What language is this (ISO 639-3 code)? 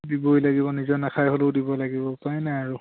asm